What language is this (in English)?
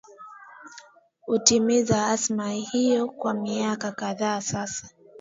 Swahili